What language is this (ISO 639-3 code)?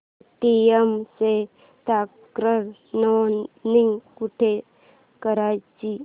mar